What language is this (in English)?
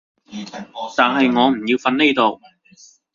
Cantonese